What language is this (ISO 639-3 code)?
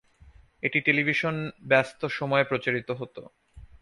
ben